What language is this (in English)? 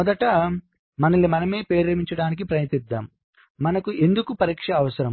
Telugu